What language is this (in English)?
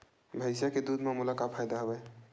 Chhattisgarhi